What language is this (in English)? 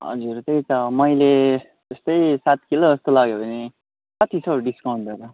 Nepali